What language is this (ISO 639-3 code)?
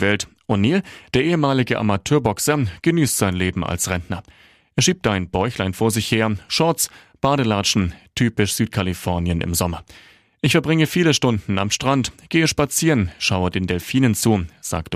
deu